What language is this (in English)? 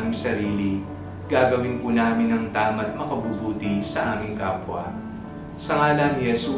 Filipino